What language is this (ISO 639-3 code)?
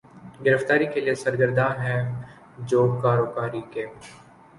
urd